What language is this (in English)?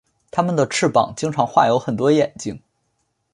Chinese